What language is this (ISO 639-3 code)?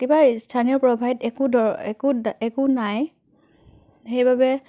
asm